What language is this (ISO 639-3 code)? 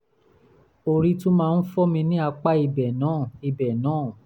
yor